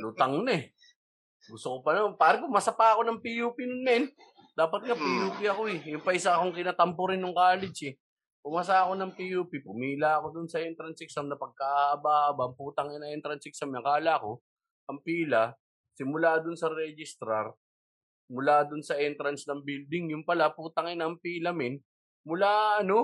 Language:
Filipino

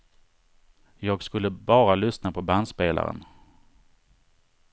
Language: Swedish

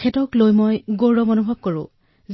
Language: Assamese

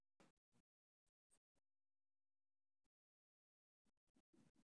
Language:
Somali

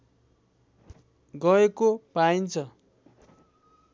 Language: Nepali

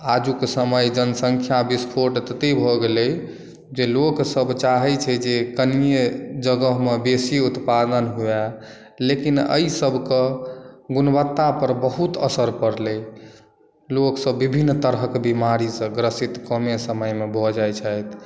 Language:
Maithili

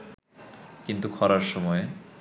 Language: Bangla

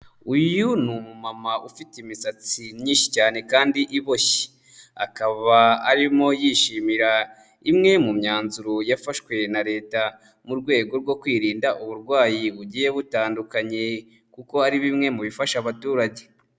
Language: Kinyarwanda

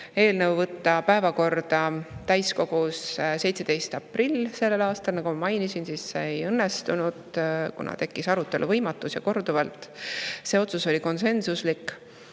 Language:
Estonian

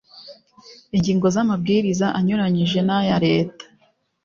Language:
Kinyarwanda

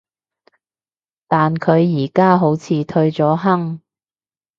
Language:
Cantonese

